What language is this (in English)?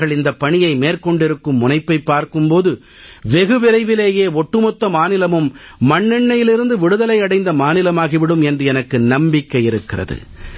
Tamil